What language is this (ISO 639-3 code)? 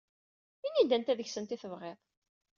kab